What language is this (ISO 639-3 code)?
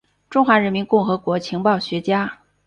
zho